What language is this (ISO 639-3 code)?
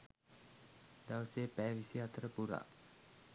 sin